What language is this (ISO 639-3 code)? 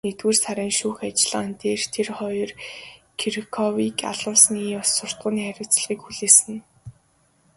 mon